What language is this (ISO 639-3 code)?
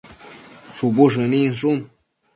mcf